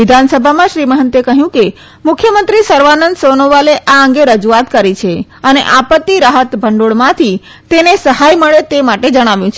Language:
Gujarati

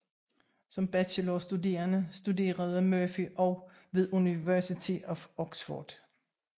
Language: Danish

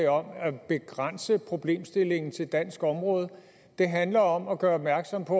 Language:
Danish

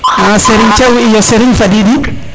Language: Serer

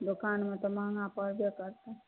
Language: Maithili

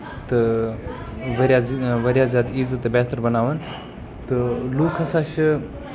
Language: Kashmiri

